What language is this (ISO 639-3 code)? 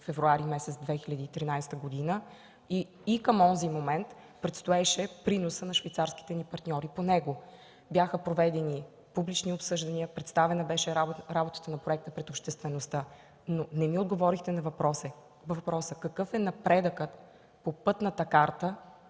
bul